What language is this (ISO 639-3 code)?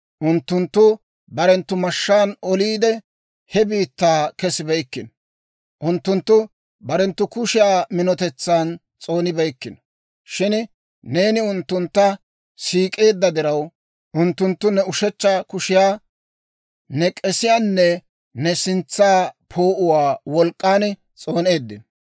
dwr